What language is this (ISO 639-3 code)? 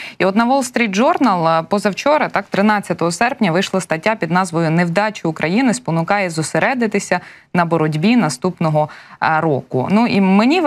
ukr